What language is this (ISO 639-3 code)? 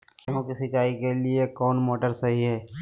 mag